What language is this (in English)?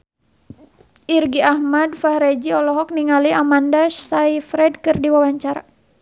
Sundanese